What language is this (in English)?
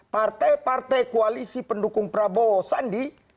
Indonesian